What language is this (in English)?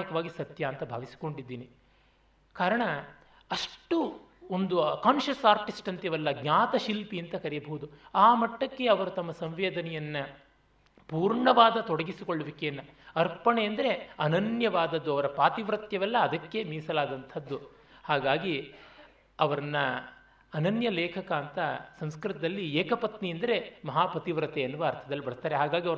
Kannada